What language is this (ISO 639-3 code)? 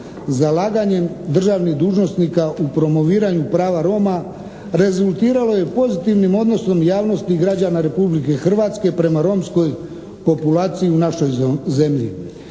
hrv